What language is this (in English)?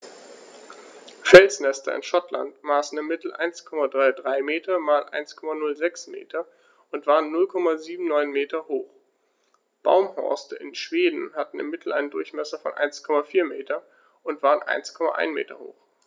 German